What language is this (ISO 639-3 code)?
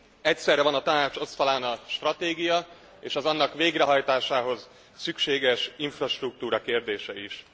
hun